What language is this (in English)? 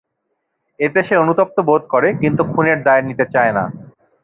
Bangla